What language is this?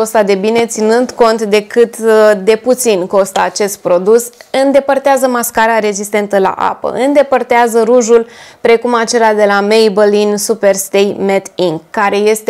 Romanian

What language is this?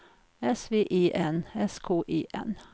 Swedish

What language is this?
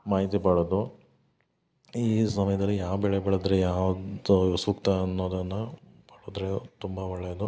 Kannada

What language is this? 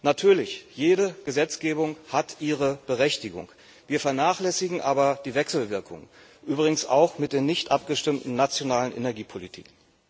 German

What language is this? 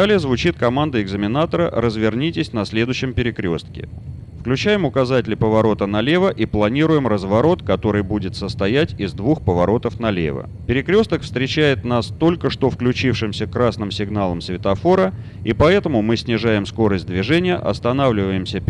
Russian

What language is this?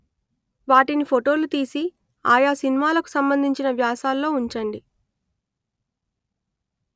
Telugu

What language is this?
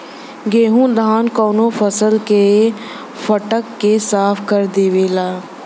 Bhojpuri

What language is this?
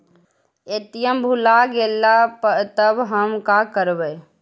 Magahi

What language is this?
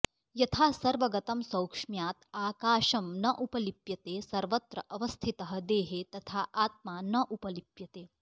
Sanskrit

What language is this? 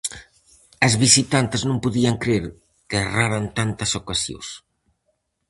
Galician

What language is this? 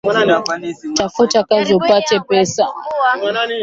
Swahili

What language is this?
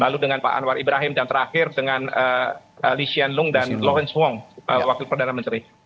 Indonesian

